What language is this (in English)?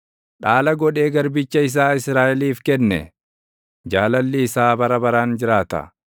Oromo